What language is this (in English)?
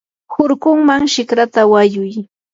Yanahuanca Pasco Quechua